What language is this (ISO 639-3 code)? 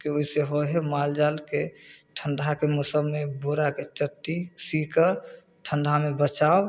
mai